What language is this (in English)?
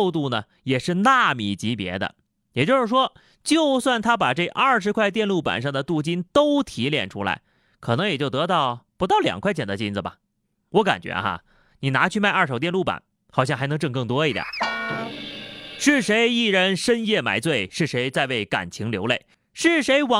Chinese